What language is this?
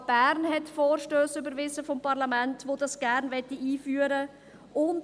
Swiss German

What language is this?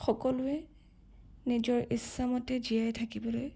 Assamese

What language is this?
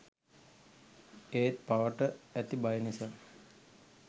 Sinhala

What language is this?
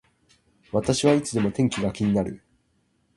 Japanese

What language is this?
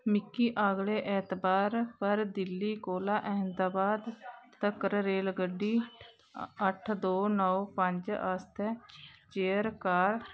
Dogri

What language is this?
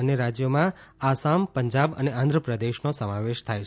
Gujarati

